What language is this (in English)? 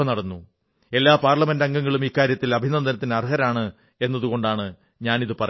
Malayalam